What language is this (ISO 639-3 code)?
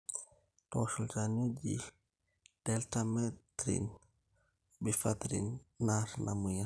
mas